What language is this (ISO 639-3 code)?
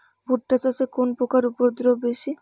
ben